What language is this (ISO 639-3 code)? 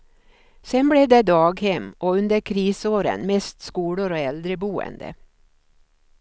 swe